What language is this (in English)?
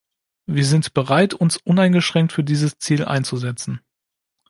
German